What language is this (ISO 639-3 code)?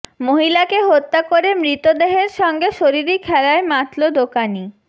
ben